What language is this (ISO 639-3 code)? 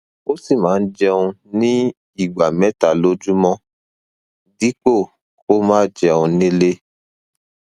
yor